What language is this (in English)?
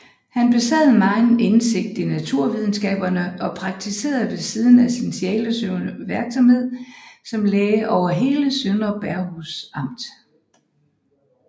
Danish